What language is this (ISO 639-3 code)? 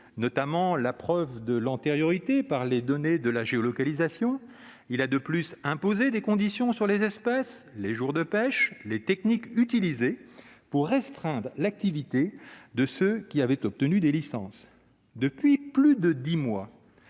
fra